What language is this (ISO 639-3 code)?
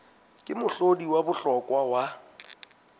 sot